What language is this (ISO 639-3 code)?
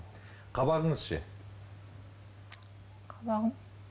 kaz